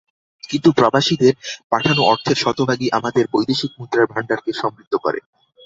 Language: Bangla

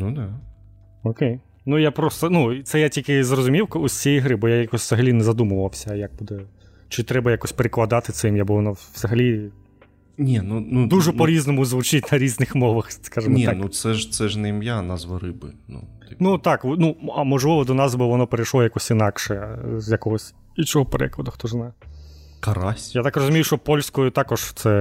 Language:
Ukrainian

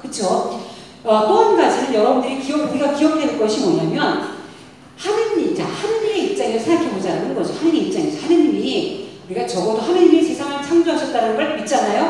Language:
Korean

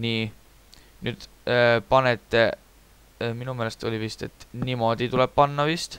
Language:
Finnish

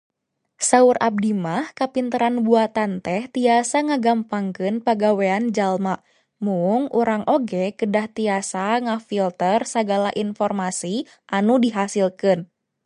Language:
Sundanese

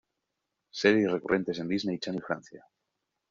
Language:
Spanish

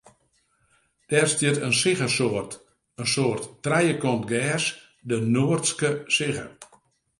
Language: Western Frisian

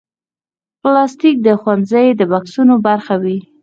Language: Pashto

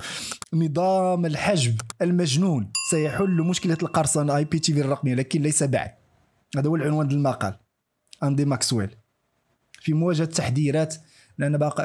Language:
Arabic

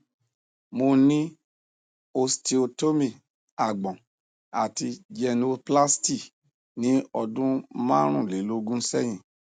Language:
Yoruba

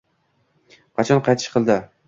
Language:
Uzbek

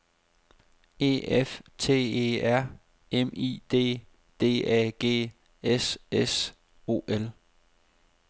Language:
Danish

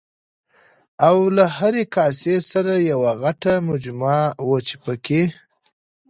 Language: Pashto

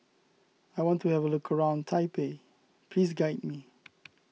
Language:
English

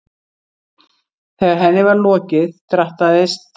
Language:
Icelandic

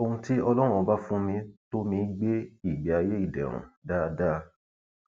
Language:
Yoruba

